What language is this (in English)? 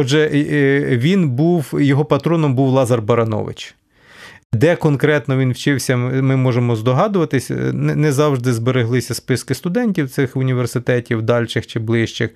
Ukrainian